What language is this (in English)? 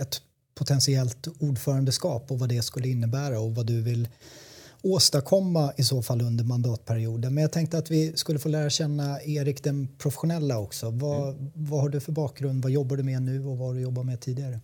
Swedish